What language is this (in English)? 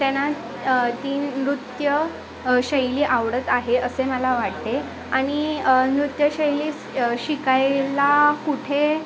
Marathi